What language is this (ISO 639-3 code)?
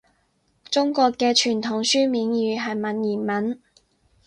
yue